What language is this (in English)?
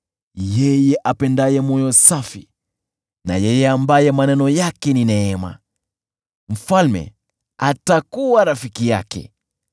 Swahili